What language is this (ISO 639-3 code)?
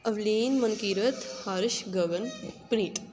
pan